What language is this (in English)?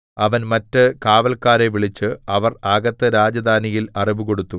Malayalam